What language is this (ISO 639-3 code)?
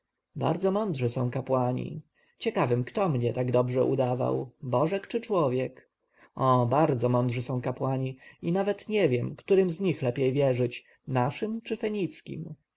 pol